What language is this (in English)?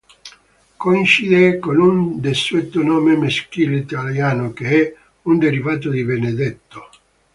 Italian